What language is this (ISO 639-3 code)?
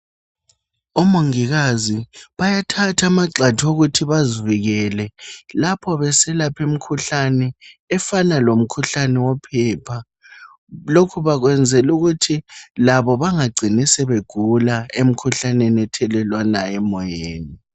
nde